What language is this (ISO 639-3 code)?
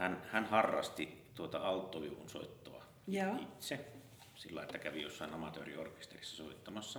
fin